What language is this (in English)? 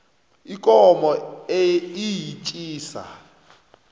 South Ndebele